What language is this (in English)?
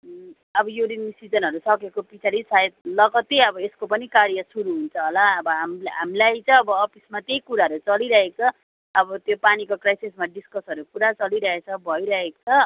Nepali